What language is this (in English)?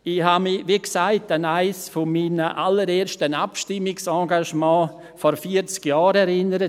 Swiss German